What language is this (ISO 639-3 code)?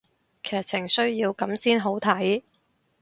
yue